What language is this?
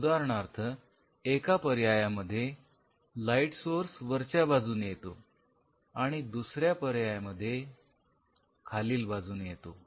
Marathi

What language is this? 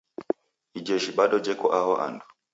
Taita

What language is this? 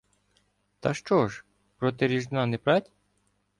Ukrainian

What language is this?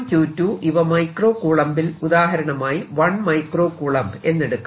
Malayalam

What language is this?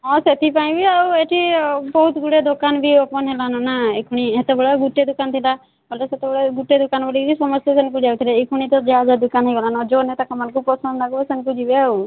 Odia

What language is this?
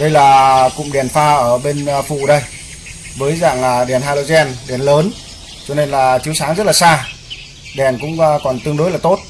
Vietnamese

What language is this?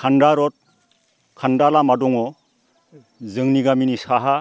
Bodo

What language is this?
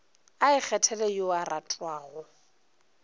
Northern Sotho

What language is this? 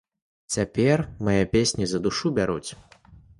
Belarusian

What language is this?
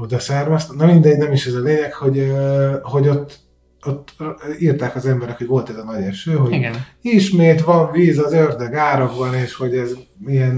Hungarian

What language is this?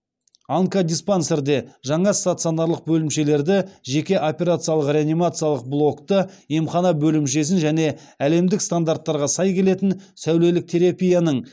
Kazakh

